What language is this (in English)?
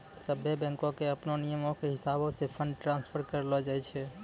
Maithili